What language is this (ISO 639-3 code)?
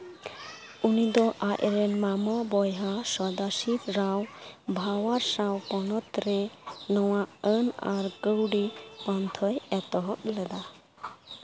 sat